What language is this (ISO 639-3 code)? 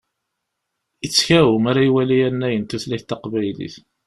kab